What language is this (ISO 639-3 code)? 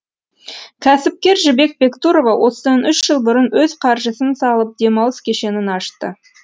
kaz